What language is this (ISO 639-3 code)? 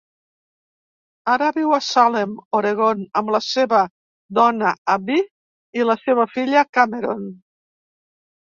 cat